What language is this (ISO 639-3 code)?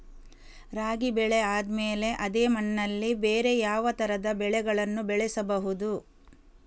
kan